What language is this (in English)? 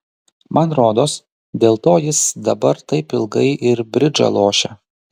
Lithuanian